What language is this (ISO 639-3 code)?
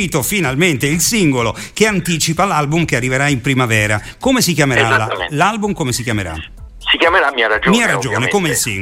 ita